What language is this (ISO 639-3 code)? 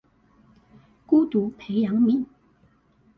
zho